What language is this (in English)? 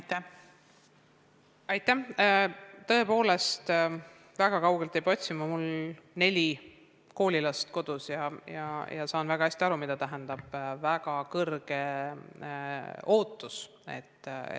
Estonian